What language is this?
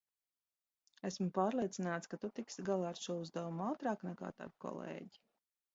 Latvian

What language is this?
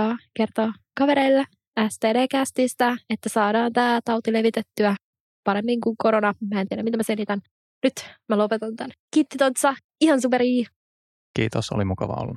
Finnish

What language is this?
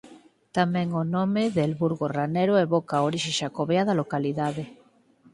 Galician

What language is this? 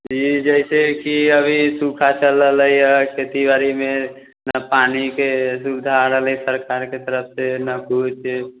Maithili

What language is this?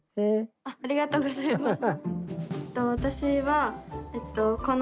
Japanese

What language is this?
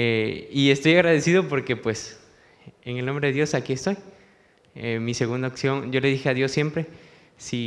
Spanish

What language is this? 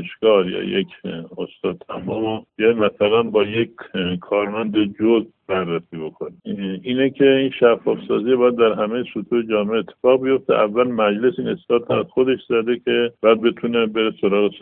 Persian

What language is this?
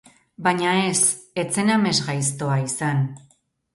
Basque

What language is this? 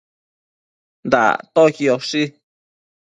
Matsés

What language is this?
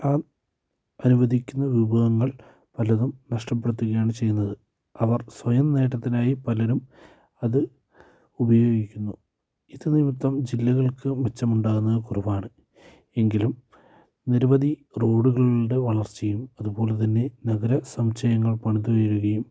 Malayalam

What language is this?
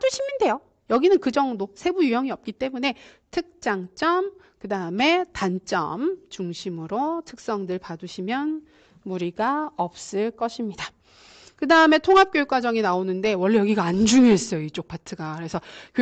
Korean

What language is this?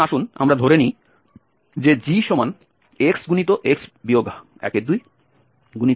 Bangla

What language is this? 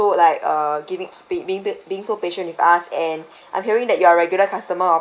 English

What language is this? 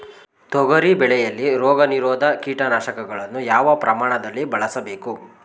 Kannada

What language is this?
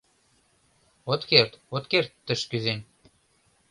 Mari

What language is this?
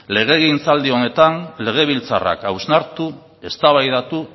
Basque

